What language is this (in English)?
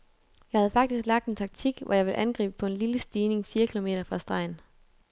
Danish